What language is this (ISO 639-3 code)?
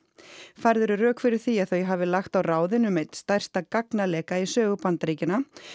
isl